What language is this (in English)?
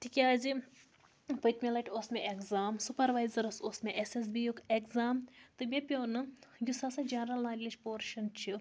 Kashmiri